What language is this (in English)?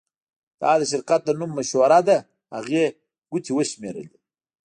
Pashto